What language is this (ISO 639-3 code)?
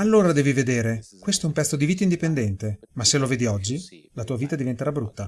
ita